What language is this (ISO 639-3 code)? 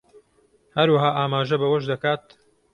ckb